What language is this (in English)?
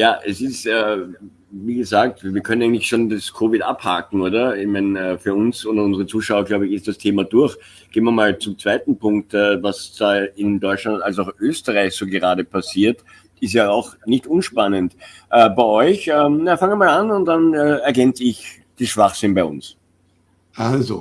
German